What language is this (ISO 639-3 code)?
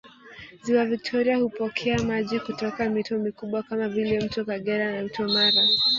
swa